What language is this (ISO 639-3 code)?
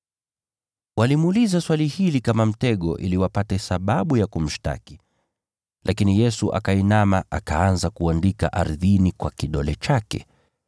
swa